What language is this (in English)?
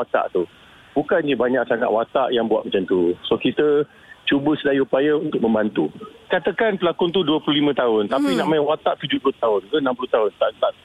Malay